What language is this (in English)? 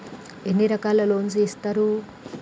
Telugu